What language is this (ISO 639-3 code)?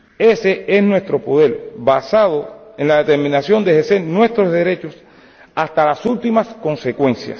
spa